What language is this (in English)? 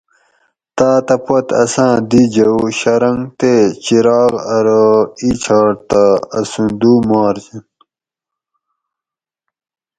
Gawri